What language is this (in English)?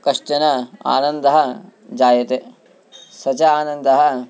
Sanskrit